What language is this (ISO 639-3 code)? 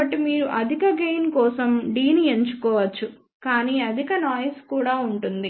tel